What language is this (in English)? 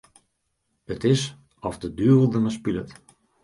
Western Frisian